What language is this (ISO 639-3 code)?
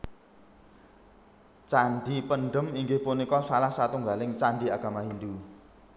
jav